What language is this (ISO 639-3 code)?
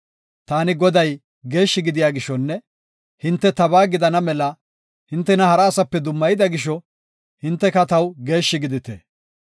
gof